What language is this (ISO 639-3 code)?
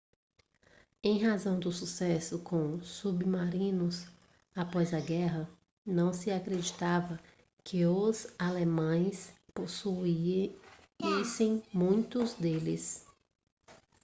por